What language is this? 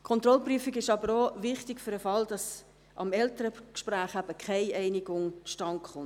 Swiss German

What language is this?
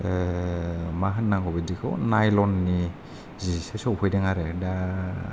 Bodo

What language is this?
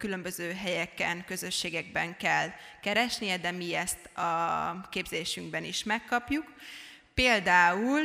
Hungarian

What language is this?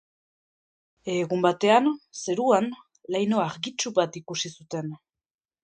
Basque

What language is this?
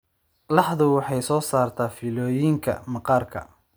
Somali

